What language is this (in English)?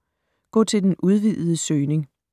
Danish